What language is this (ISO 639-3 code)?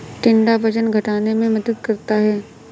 hin